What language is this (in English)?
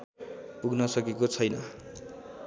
Nepali